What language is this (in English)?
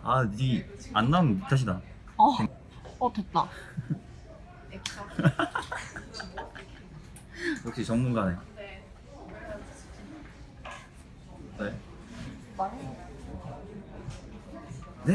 Korean